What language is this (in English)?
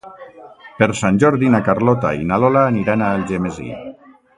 Catalan